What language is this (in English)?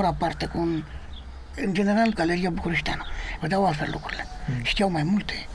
Romanian